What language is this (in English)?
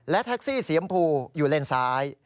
Thai